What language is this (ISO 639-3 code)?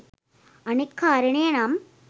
sin